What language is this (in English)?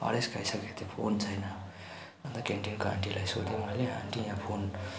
Nepali